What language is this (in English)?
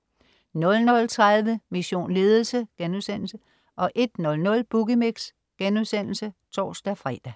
Danish